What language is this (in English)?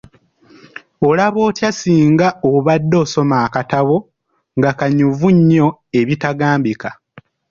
Ganda